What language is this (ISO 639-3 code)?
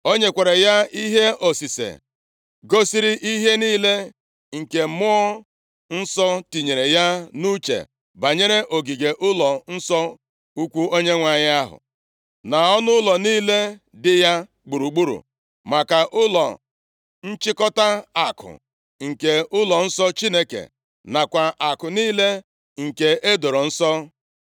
ibo